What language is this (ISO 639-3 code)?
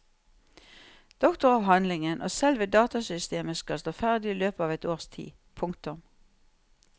nor